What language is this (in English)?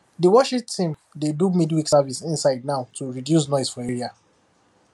Nigerian Pidgin